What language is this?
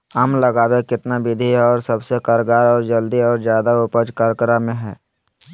Magahi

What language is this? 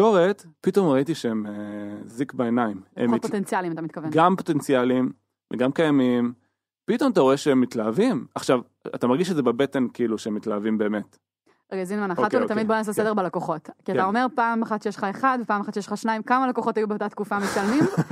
Hebrew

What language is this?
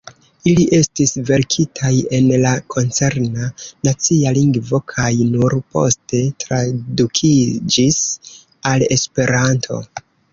Esperanto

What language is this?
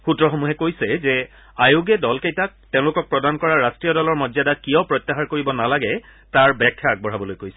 Assamese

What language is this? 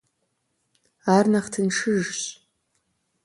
Kabardian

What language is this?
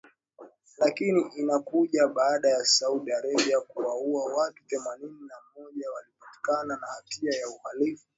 Swahili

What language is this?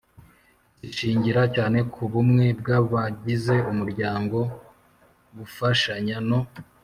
Kinyarwanda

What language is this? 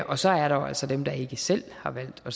Danish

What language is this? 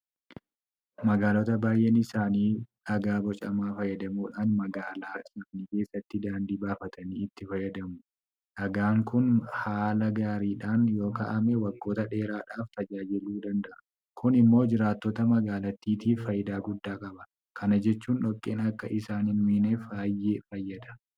Oromo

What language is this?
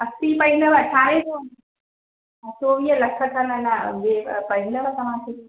Sindhi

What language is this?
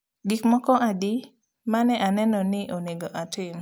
Luo (Kenya and Tanzania)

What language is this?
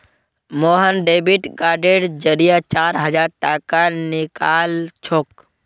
Magahi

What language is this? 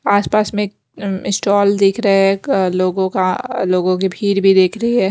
Hindi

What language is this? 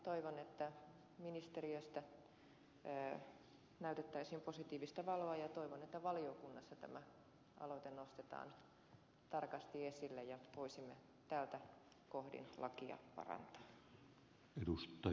Finnish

